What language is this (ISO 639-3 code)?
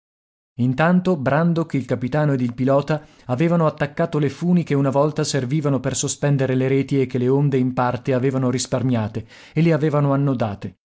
ita